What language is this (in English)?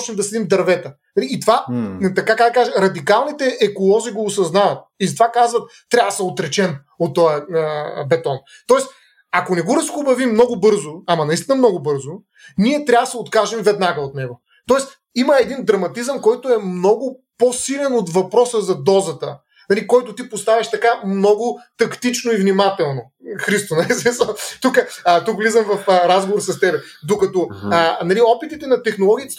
Bulgarian